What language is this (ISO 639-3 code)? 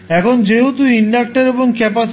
ben